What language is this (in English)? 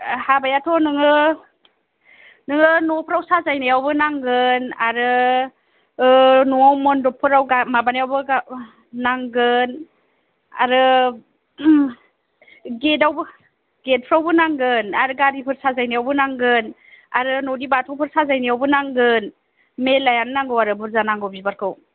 Bodo